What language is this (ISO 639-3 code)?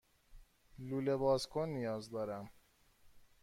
fas